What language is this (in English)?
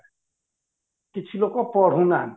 Odia